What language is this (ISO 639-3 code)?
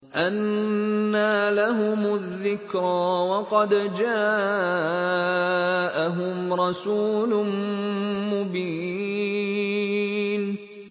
ara